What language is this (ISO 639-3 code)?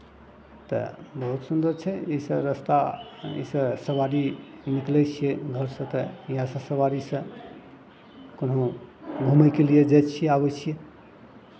mai